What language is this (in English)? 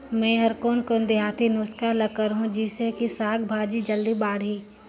Chhattisgarhi